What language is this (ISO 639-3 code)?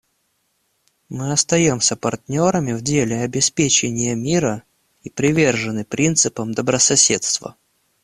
rus